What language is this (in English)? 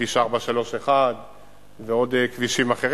Hebrew